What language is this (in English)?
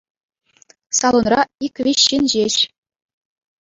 Chuvash